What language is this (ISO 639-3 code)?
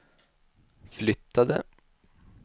swe